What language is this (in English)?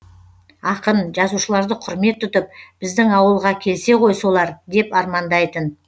Kazakh